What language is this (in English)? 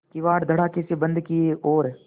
Hindi